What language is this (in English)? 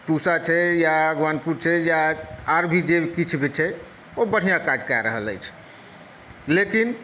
Maithili